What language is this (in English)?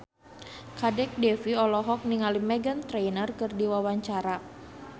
Sundanese